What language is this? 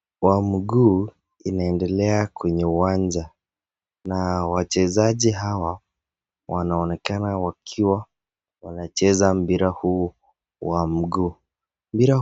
Swahili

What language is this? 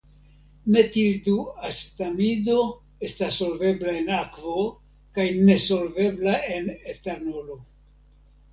Esperanto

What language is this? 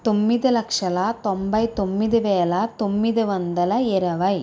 Telugu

